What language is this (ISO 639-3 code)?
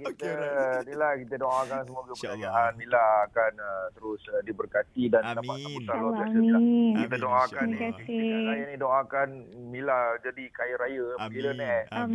msa